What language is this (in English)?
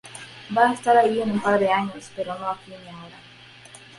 Spanish